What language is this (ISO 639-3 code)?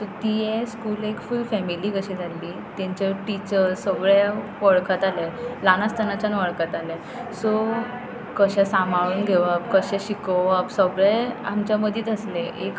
kok